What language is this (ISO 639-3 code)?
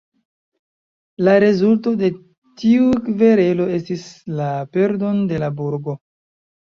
epo